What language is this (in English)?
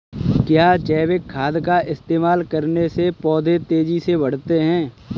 Hindi